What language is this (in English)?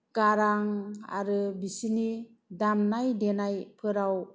Bodo